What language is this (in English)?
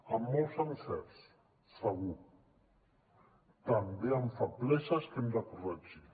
Catalan